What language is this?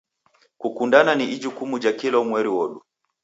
Taita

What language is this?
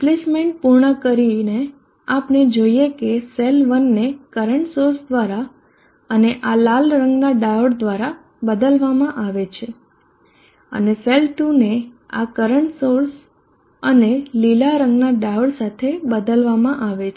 Gujarati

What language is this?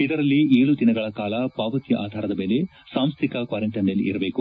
Kannada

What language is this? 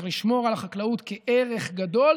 Hebrew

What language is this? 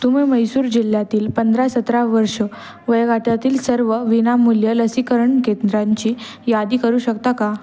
Marathi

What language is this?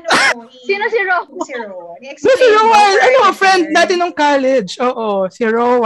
Filipino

